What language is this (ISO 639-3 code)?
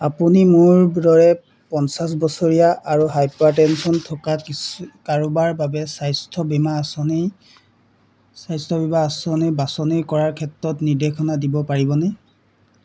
asm